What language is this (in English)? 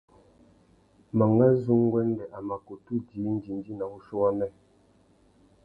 Tuki